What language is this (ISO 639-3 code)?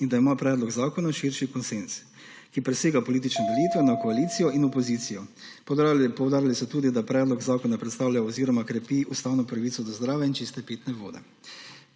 slv